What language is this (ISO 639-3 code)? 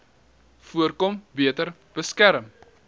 afr